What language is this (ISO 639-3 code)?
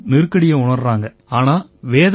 tam